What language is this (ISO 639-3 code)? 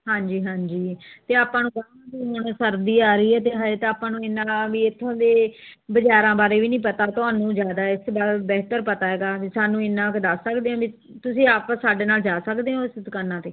pan